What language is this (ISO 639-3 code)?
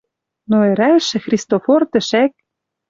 mrj